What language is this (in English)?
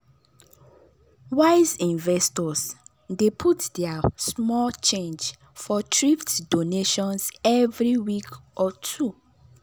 Nigerian Pidgin